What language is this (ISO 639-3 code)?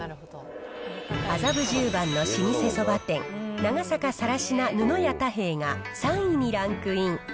jpn